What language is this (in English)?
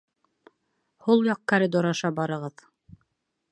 Bashkir